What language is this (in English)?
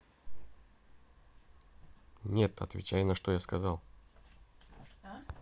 Russian